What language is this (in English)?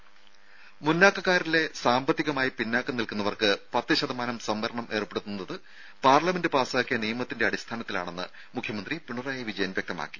Malayalam